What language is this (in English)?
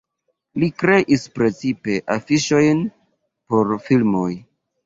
Esperanto